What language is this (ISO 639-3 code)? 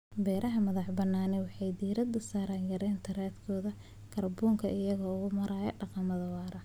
som